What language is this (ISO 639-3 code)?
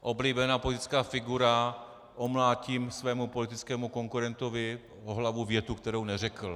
ces